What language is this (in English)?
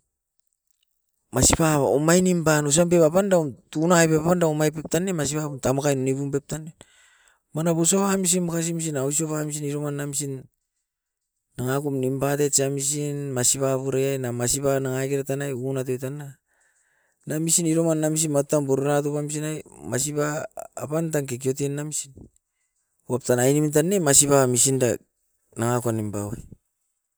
Askopan